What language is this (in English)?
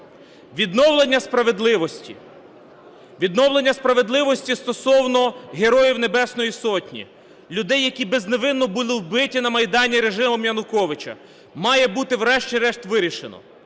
Ukrainian